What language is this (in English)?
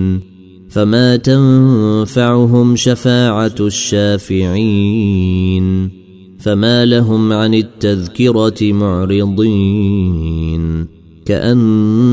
Arabic